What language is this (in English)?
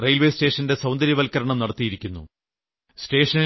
Malayalam